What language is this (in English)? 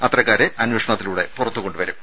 Malayalam